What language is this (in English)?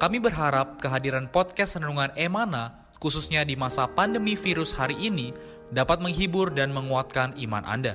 Indonesian